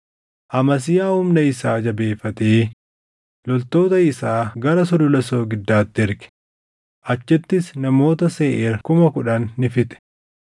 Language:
Oromo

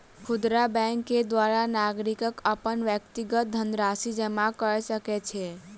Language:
Maithili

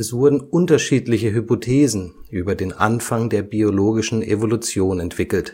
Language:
German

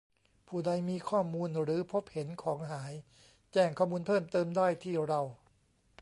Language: Thai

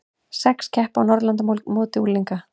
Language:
Icelandic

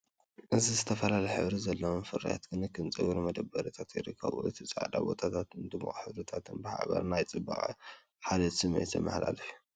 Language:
Tigrinya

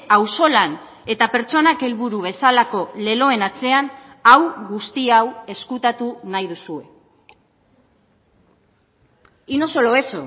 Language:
Basque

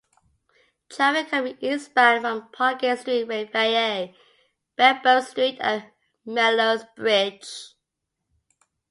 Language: English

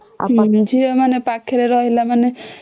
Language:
Odia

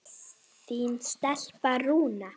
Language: Icelandic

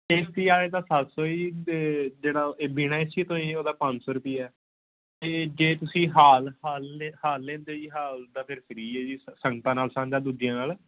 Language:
Punjabi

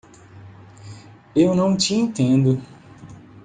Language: Portuguese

